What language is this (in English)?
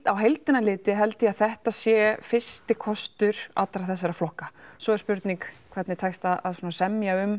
Icelandic